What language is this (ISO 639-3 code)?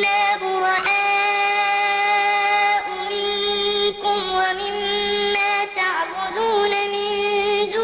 ara